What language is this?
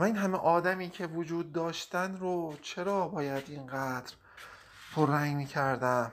Persian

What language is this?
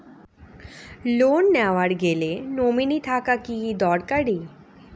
Bangla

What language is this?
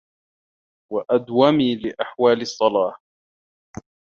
Arabic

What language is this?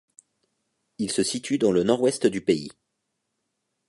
French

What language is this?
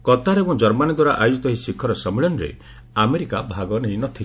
Odia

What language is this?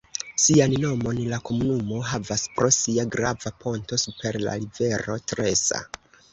Esperanto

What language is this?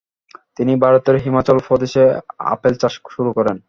Bangla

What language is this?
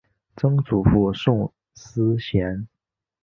Chinese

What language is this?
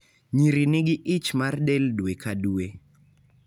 Luo (Kenya and Tanzania)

